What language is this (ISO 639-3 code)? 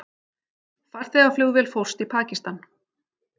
isl